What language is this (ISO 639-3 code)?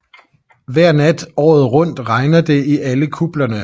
dan